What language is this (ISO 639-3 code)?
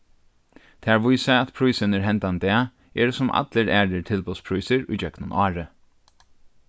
fao